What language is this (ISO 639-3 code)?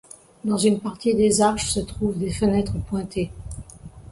fra